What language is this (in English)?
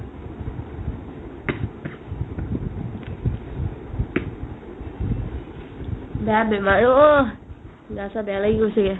Assamese